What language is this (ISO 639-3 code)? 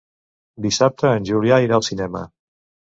cat